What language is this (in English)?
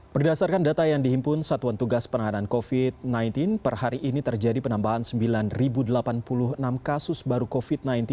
Indonesian